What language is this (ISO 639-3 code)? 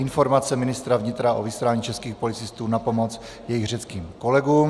ces